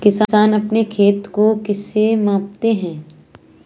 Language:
Hindi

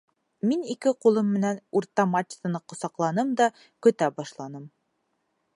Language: Bashkir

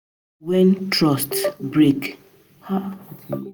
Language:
Nigerian Pidgin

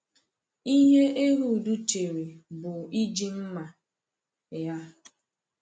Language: Igbo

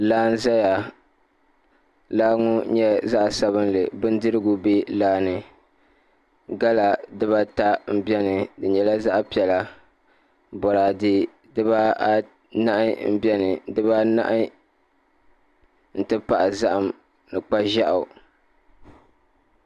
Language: Dagbani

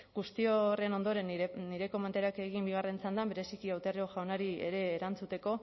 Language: Basque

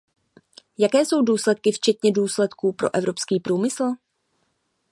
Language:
Czech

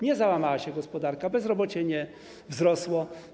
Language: Polish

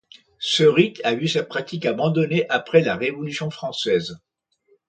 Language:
French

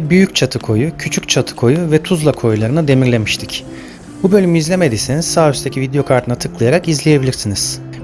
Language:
Turkish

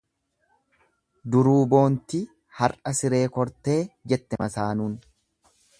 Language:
Oromo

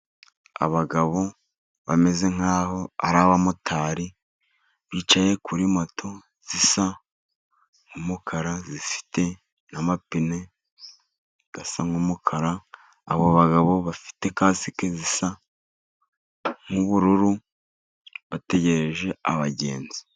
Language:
Kinyarwanda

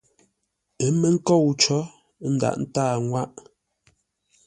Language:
Ngombale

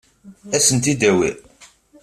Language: Kabyle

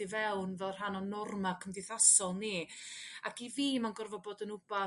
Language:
Welsh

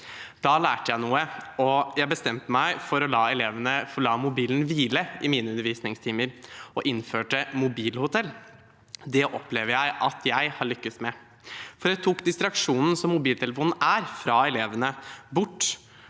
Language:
Norwegian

